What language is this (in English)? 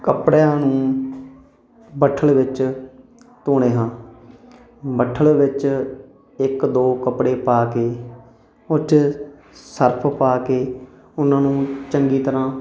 Punjabi